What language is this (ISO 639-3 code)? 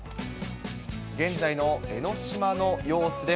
jpn